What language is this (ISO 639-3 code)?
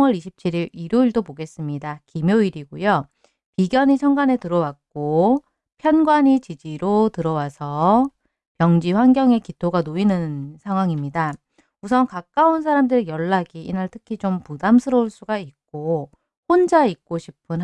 kor